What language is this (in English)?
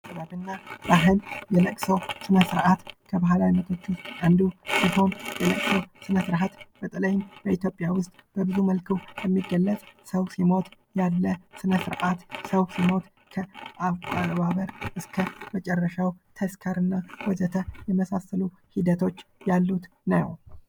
Amharic